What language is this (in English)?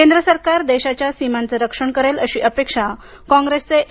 Marathi